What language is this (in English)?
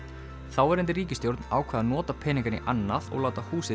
Icelandic